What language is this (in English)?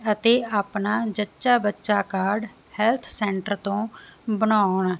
Punjabi